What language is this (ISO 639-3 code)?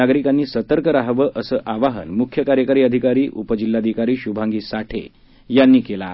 mar